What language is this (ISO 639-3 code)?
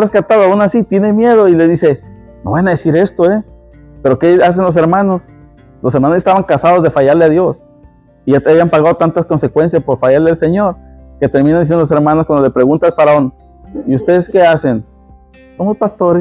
spa